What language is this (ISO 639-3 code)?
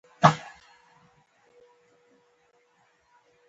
pus